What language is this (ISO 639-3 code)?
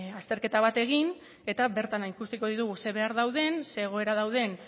eus